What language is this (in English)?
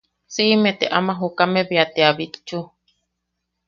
Yaqui